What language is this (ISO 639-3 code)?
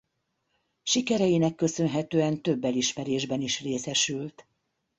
hun